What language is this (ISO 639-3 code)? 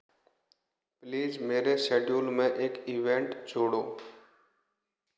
hin